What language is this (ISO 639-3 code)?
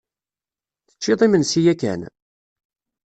kab